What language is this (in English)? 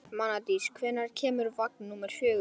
Icelandic